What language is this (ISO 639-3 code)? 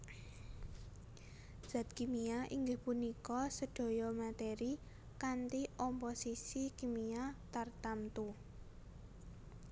jav